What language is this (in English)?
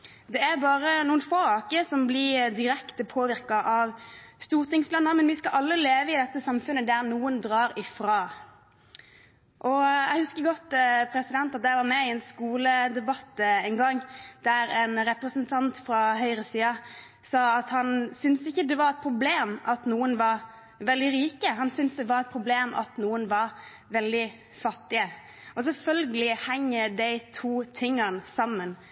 Norwegian Bokmål